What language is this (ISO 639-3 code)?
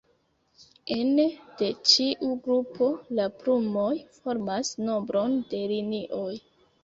epo